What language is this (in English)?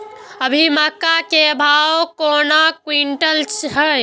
Maithili